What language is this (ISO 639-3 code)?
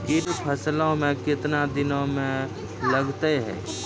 mai